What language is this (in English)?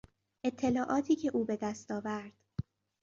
Persian